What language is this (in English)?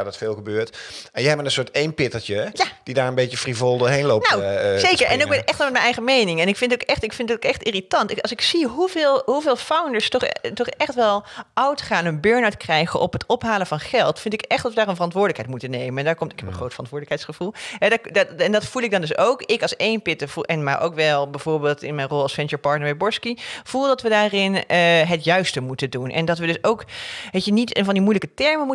Dutch